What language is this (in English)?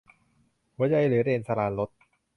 Thai